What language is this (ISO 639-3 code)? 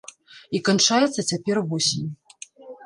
bel